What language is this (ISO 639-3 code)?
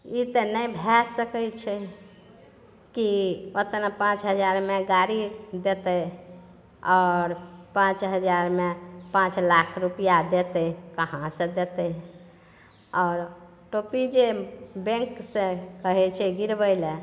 mai